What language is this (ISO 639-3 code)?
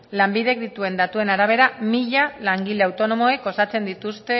eus